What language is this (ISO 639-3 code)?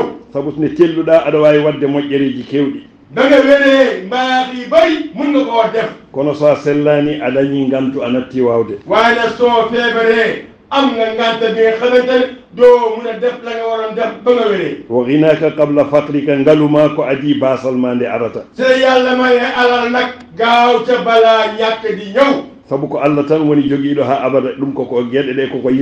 ara